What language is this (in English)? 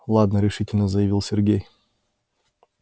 Russian